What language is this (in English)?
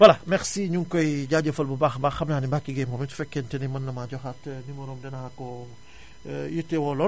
Wolof